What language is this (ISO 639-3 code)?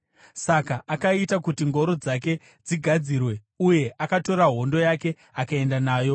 sna